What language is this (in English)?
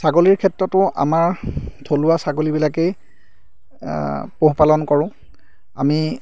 Assamese